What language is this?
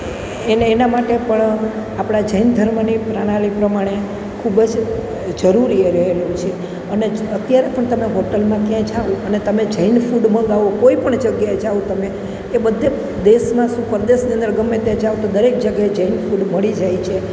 Gujarati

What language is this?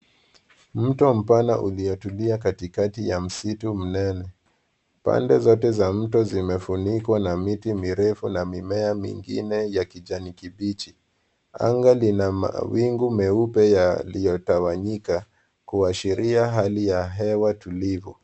Swahili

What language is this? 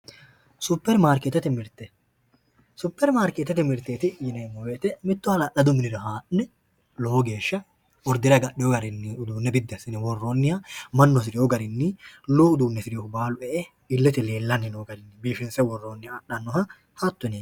Sidamo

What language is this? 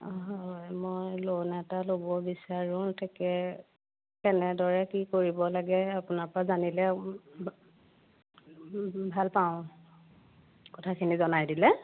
Assamese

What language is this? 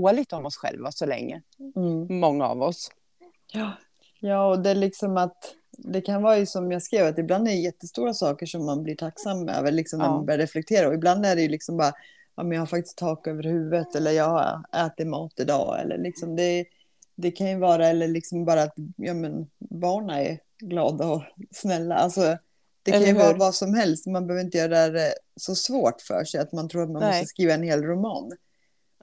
Swedish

